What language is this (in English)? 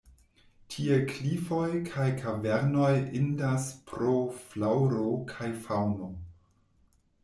Esperanto